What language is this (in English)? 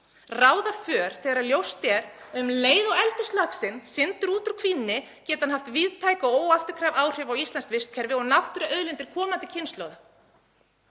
Icelandic